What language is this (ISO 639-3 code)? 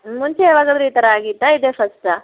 kan